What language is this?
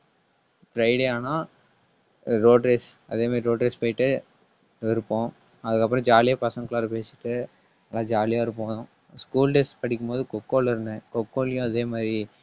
Tamil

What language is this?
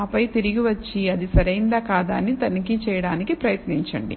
Telugu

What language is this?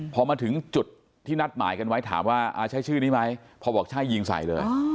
Thai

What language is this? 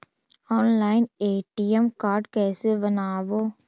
Magahi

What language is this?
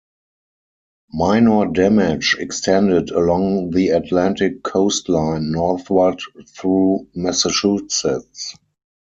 English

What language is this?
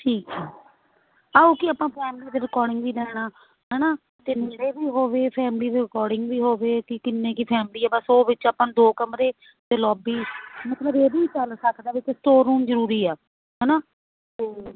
Punjabi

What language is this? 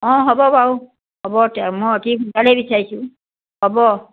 Assamese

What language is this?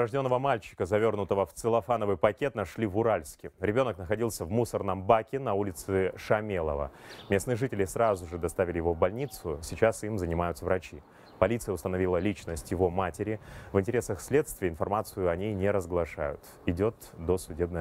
Russian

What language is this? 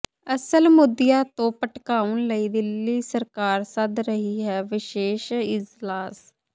Punjabi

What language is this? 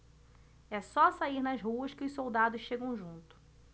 Portuguese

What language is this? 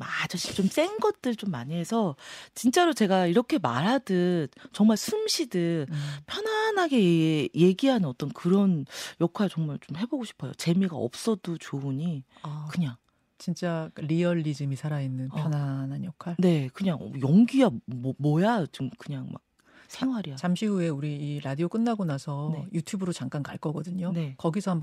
Korean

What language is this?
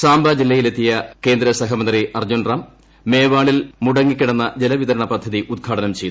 Malayalam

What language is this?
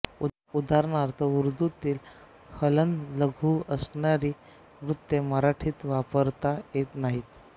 Marathi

